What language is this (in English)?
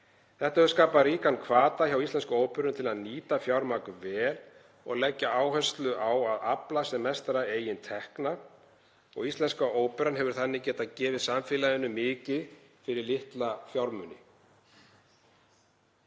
Icelandic